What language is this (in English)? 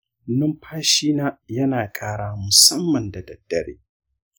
Hausa